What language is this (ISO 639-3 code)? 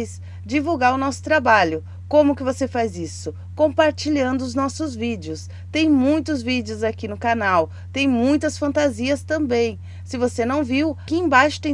por